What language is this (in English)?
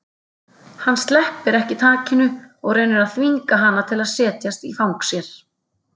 Icelandic